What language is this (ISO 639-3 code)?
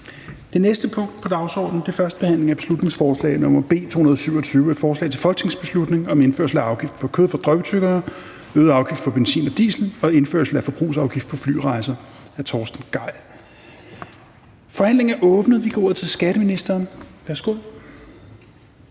dan